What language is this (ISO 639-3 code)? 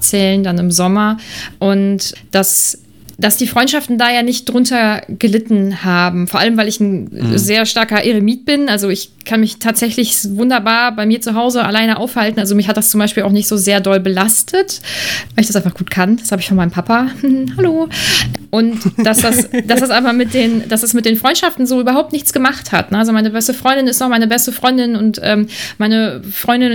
deu